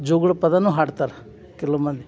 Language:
Kannada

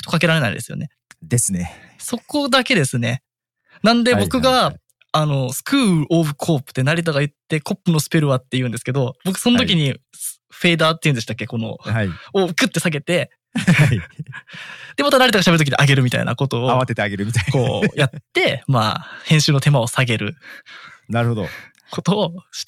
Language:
Japanese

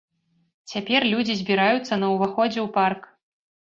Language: Belarusian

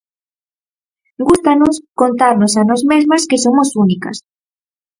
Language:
Galician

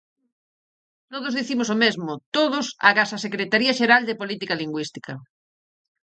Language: Galician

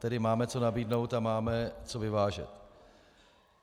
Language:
Czech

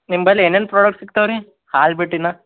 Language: Kannada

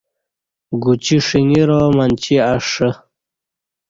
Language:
Kati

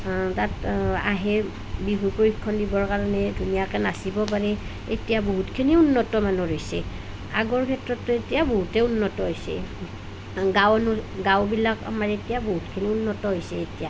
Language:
Assamese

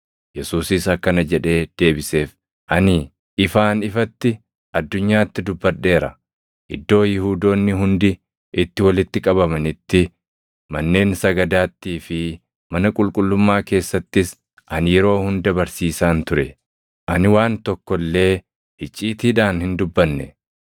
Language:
Oromo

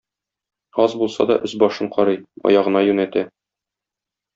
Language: Tatar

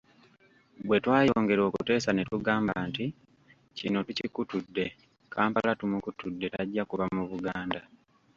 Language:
Ganda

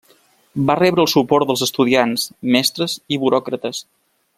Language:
Catalan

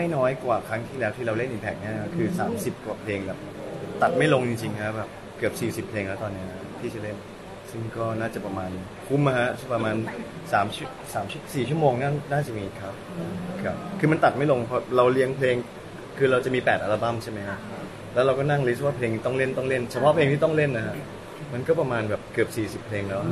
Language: Thai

